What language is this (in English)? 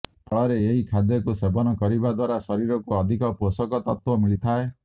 Odia